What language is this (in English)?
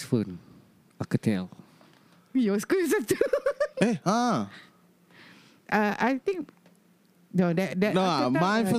Malay